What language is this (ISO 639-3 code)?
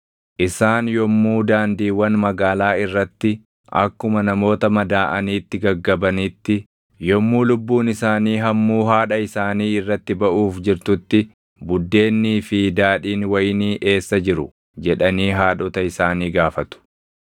orm